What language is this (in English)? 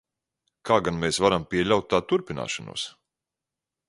Latvian